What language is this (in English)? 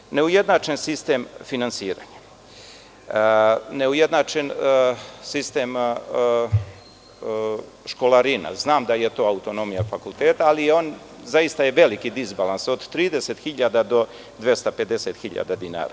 Serbian